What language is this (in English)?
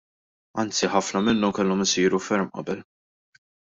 Maltese